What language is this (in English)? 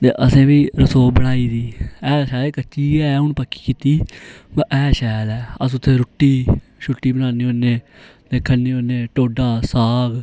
Dogri